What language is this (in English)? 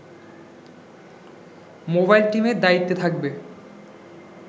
Bangla